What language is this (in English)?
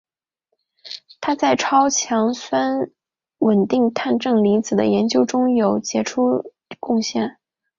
Chinese